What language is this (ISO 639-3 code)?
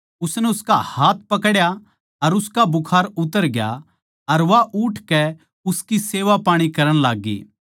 bgc